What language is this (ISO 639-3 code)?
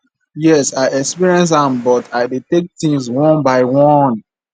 pcm